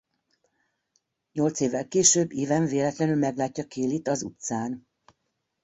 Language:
Hungarian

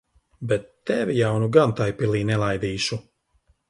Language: Latvian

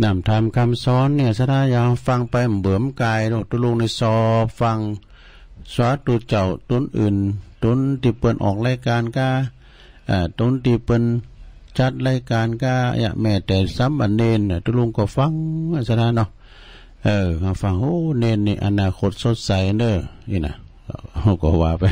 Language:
Thai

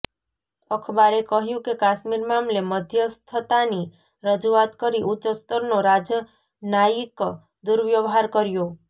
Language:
Gujarati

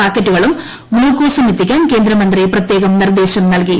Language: Malayalam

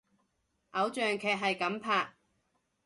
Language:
Cantonese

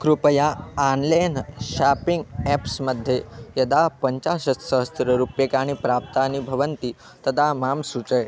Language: Sanskrit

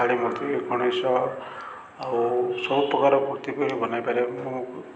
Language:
Odia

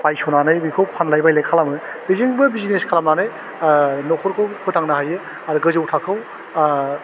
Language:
Bodo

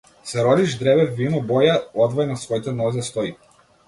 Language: Macedonian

